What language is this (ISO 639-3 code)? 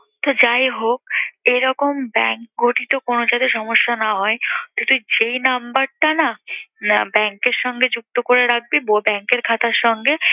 ben